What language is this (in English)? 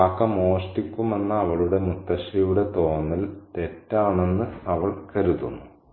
Malayalam